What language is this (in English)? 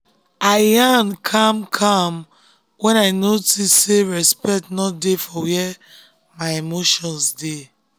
Nigerian Pidgin